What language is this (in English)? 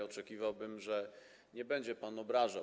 Polish